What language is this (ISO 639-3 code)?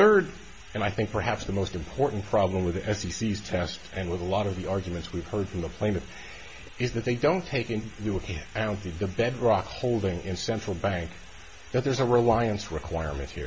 eng